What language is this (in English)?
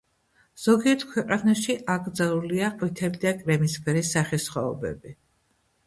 Georgian